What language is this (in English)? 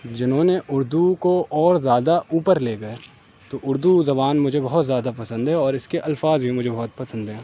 Urdu